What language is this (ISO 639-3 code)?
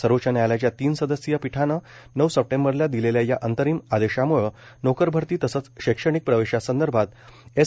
mar